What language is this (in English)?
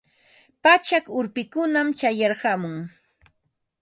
Ambo-Pasco Quechua